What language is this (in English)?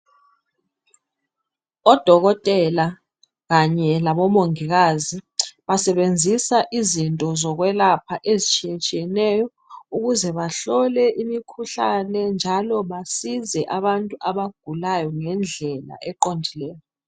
North Ndebele